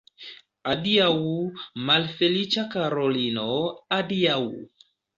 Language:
Esperanto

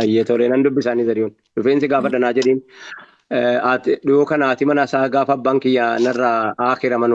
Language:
Oromo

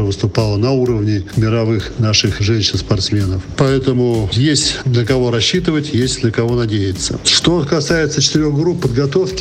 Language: Russian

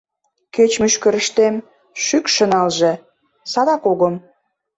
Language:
Mari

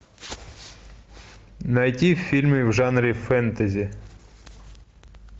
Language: Russian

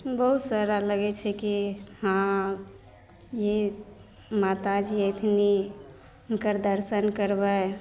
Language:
Maithili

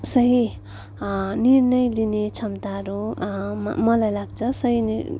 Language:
Nepali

